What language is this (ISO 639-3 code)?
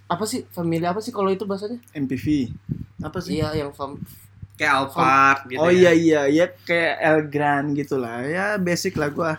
ind